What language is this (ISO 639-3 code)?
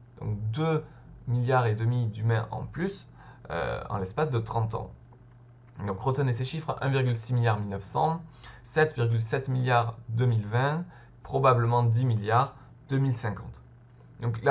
fra